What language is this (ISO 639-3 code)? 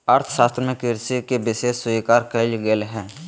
mag